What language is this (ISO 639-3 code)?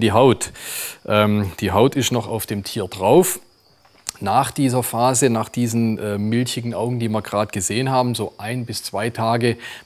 deu